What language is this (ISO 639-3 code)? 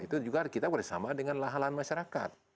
ind